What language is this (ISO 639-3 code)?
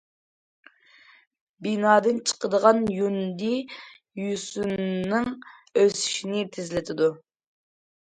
uig